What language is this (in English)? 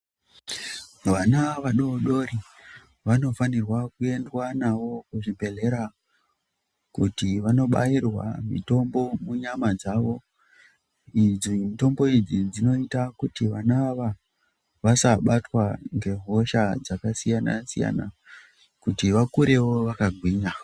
Ndau